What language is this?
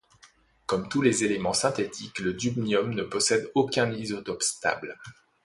French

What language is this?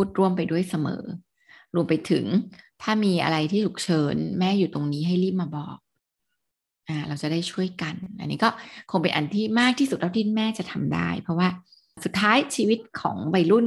Thai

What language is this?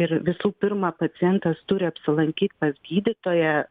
Lithuanian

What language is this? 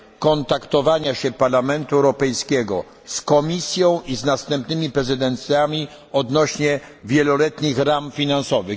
Polish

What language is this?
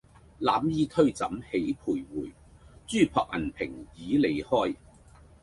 Cantonese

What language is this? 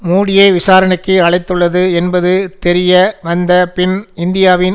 Tamil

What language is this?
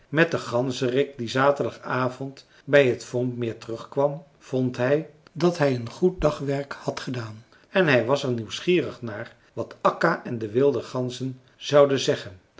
Dutch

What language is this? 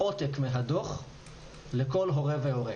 Hebrew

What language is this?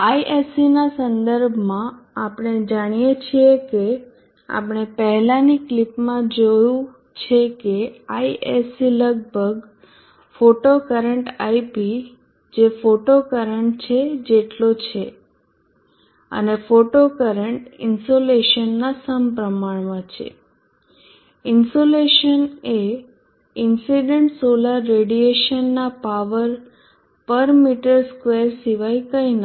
Gujarati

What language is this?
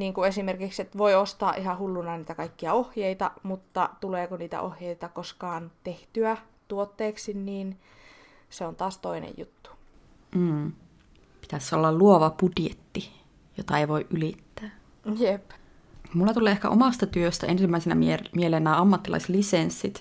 Finnish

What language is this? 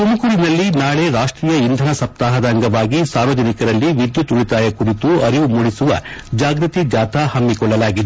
Kannada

